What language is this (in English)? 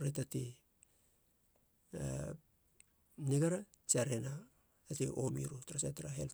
Halia